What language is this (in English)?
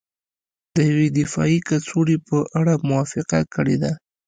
Pashto